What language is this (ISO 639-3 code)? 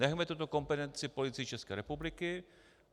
ces